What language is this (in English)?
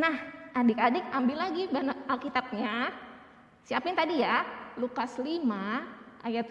Indonesian